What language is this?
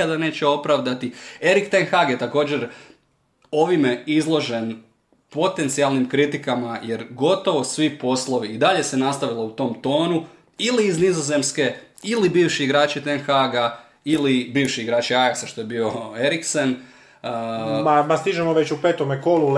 Croatian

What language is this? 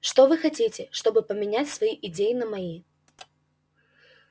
Russian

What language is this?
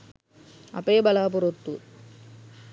Sinhala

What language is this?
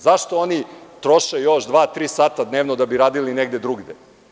Serbian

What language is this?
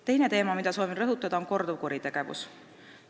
Estonian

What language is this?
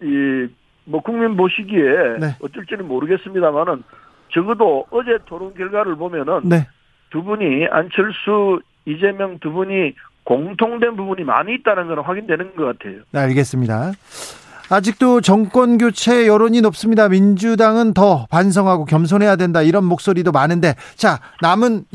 Korean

